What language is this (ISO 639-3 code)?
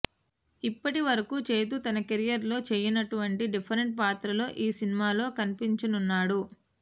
tel